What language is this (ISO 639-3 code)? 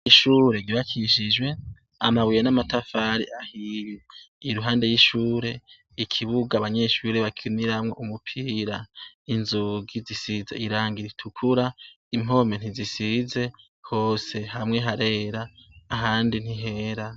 run